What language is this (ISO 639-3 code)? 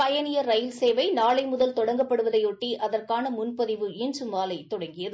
tam